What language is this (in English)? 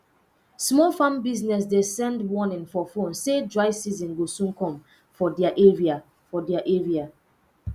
Nigerian Pidgin